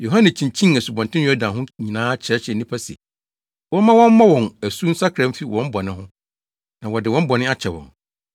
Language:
Akan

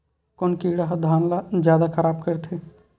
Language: Chhattisgarhi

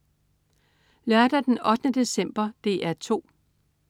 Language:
Danish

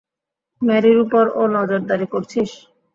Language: Bangla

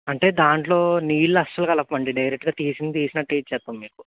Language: Telugu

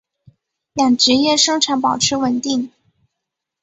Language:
Chinese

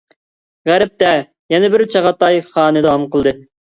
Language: Uyghur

